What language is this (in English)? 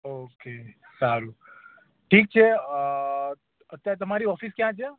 Gujarati